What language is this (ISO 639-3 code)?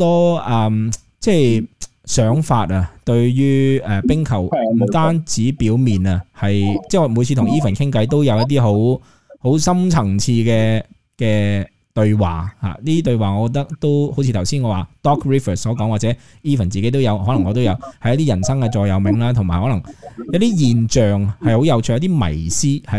zho